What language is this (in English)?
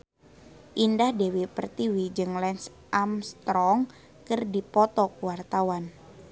Sundanese